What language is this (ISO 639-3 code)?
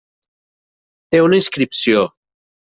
cat